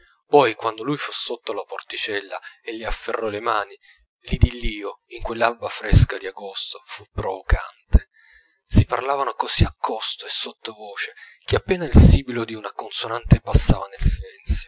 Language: Italian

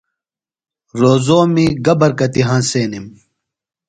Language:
Phalura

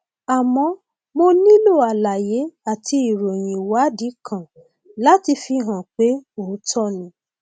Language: Yoruba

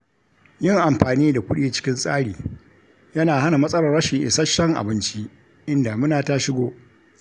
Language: Hausa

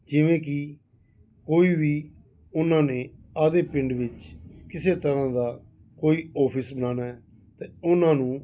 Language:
Punjabi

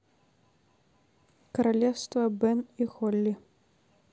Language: Russian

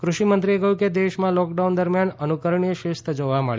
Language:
Gujarati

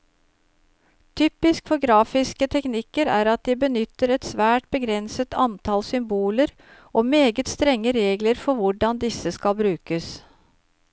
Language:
Norwegian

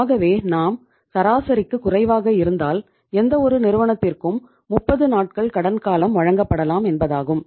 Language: Tamil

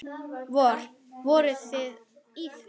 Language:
Icelandic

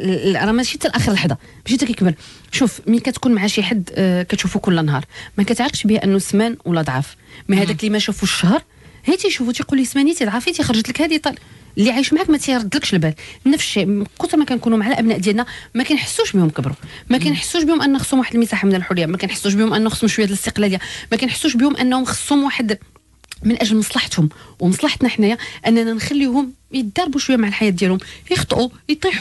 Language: Arabic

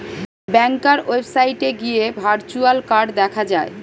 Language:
Bangla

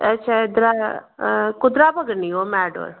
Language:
Dogri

